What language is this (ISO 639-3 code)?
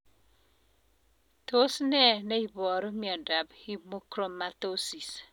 kln